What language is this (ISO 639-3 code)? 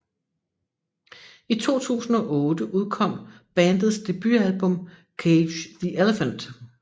dan